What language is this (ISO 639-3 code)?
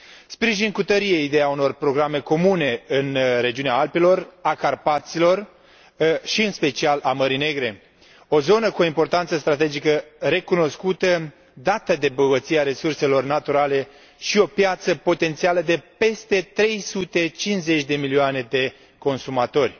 ron